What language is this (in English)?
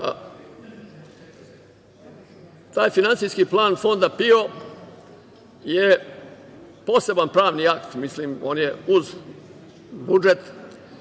Serbian